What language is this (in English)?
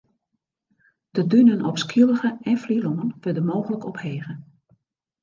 Western Frisian